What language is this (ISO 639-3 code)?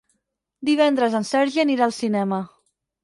cat